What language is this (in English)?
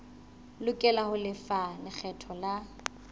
Southern Sotho